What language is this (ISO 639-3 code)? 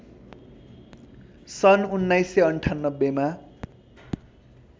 nep